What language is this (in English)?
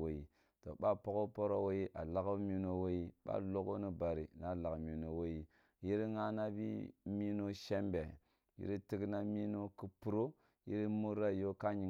Kulung (Nigeria)